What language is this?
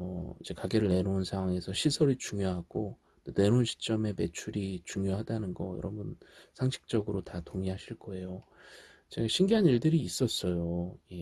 Korean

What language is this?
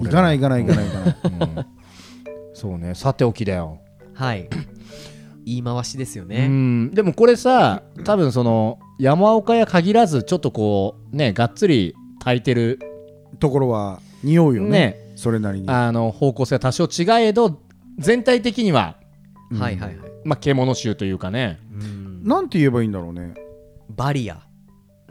Japanese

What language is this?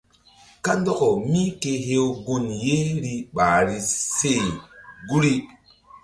Mbum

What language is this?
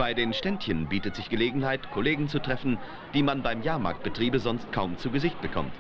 German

